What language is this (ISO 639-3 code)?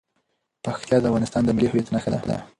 pus